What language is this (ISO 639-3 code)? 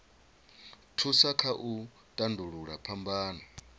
ven